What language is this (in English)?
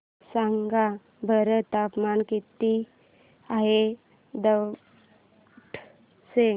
Marathi